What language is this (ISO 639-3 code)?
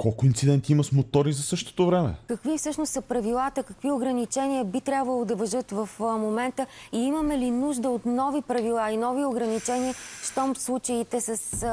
bul